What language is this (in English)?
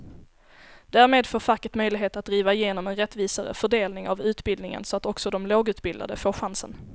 Swedish